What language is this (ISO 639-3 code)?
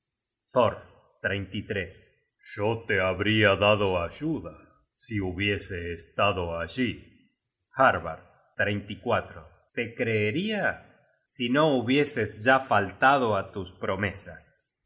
spa